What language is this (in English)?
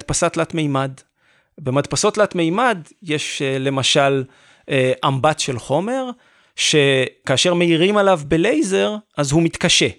Hebrew